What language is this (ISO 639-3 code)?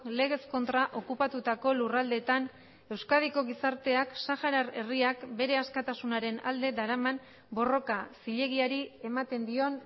eus